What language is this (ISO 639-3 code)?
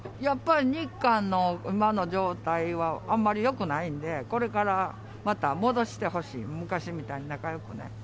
jpn